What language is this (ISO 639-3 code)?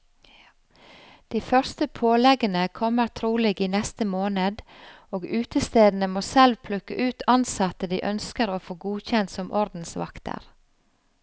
nor